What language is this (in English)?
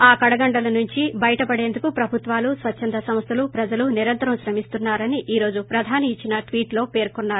Telugu